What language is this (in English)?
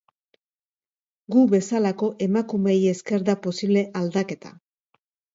Basque